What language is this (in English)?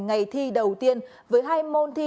Vietnamese